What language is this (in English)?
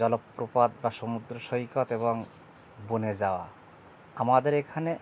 Bangla